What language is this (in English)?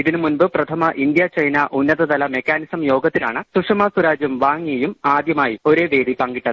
Malayalam